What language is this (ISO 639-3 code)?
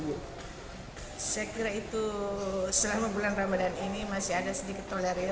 ind